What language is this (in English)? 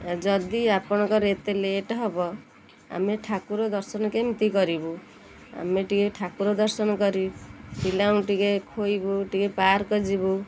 Odia